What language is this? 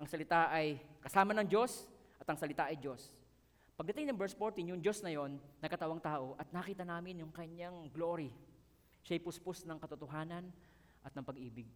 Filipino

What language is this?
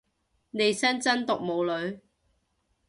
Cantonese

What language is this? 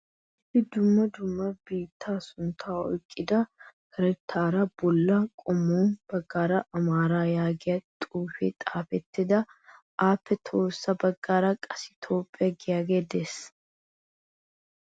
Wolaytta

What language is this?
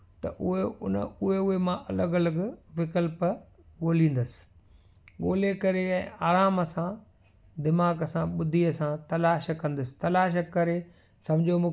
Sindhi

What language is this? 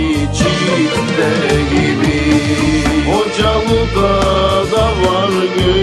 Turkish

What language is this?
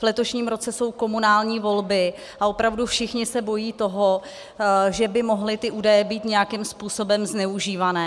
Czech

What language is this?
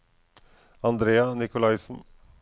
Norwegian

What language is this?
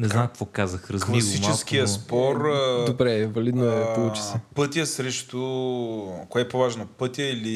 Bulgarian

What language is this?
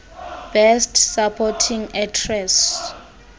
Xhosa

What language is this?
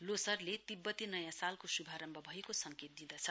Nepali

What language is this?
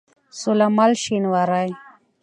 Pashto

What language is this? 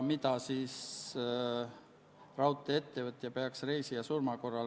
Estonian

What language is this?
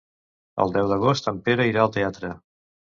Catalan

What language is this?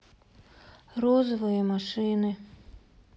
Russian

